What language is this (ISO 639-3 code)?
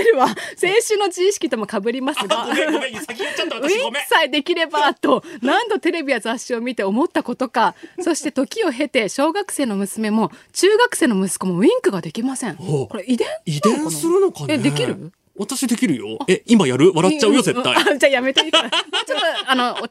jpn